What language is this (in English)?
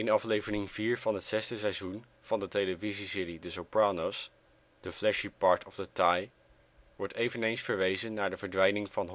Dutch